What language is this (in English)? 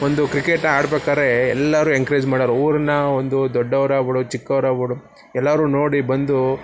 Kannada